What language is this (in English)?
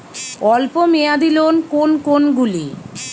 Bangla